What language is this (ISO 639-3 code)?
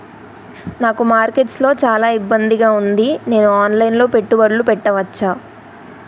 tel